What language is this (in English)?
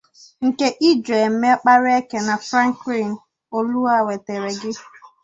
Igbo